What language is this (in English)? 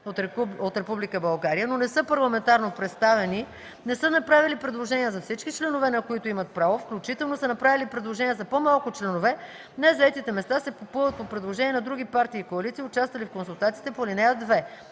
Bulgarian